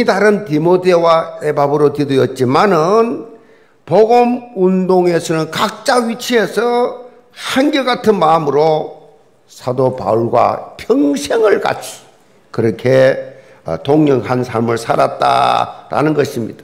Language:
Korean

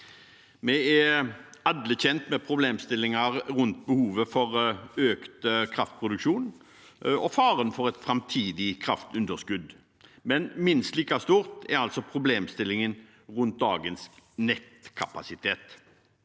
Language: Norwegian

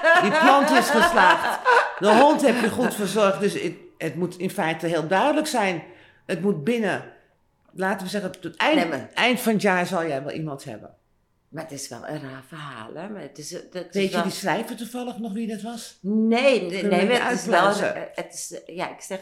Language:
Dutch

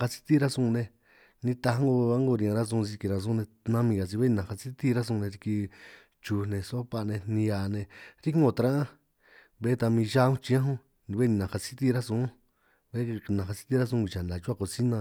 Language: San Martín Itunyoso Triqui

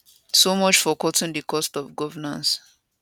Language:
Nigerian Pidgin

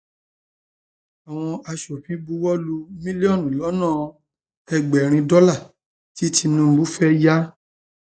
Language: Yoruba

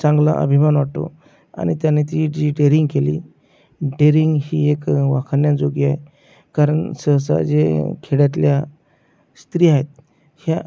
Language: Marathi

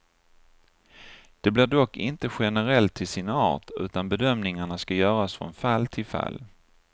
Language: Swedish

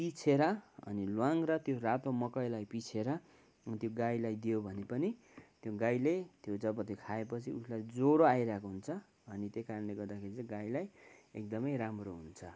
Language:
Nepali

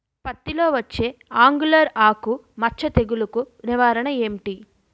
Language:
Telugu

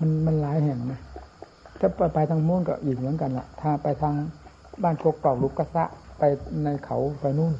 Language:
Thai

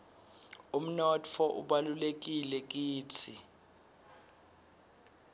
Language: Swati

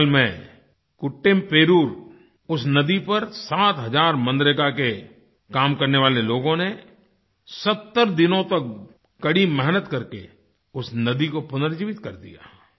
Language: Hindi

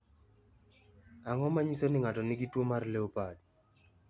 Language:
Luo (Kenya and Tanzania)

